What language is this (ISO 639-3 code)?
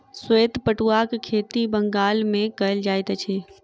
mai